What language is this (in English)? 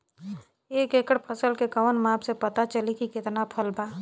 Bhojpuri